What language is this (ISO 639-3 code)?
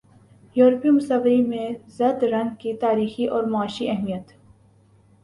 urd